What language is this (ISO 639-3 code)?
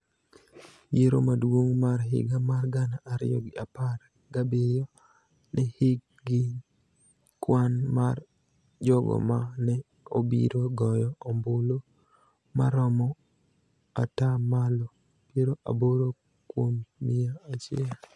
luo